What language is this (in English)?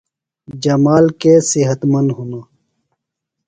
Phalura